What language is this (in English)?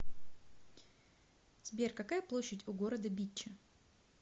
Russian